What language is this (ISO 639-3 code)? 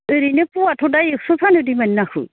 brx